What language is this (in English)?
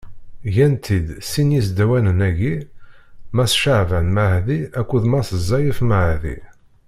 Kabyle